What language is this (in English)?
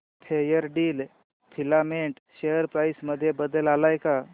Marathi